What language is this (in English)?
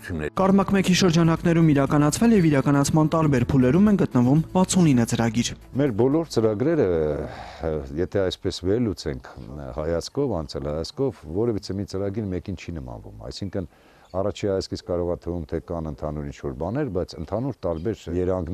Turkish